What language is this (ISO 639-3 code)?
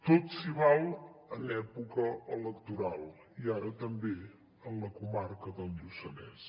cat